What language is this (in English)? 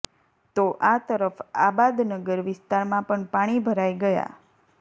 Gujarati